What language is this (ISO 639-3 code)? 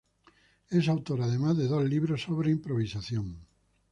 spa